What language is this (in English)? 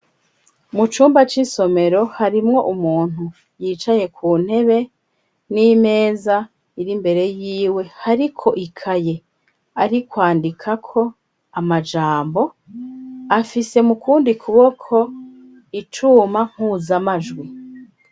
Rundi